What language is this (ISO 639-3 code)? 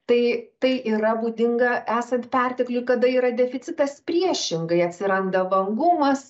lit